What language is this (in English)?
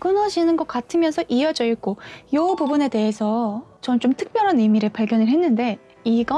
Korean